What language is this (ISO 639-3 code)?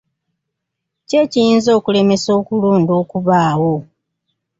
lug